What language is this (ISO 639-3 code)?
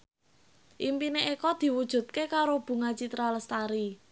jav